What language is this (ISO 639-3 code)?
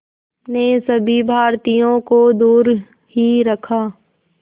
hin